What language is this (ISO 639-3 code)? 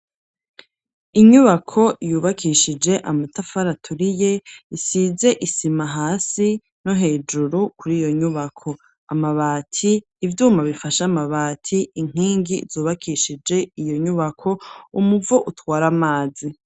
run